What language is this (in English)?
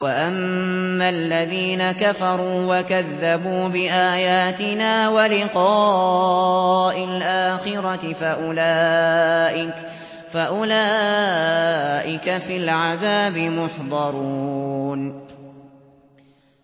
Arabic